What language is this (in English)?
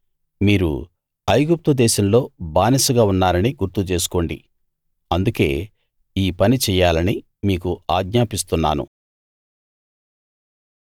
Telugu